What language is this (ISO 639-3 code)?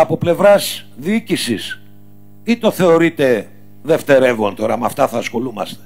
ell